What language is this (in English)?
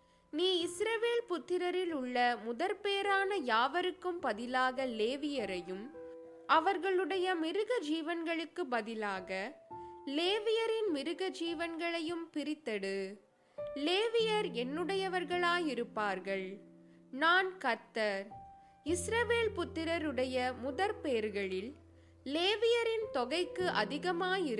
Tamil